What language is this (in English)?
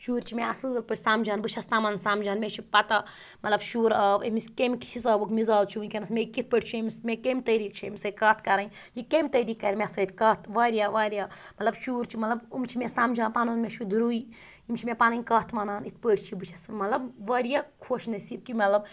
Kashmiri